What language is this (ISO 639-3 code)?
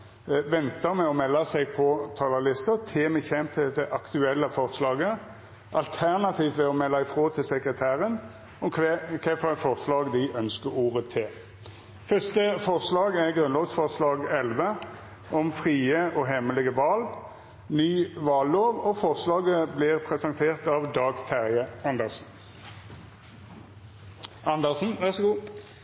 nor